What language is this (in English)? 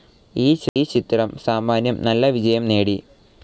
Malayalam